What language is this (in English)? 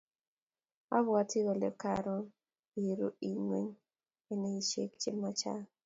Kalenjin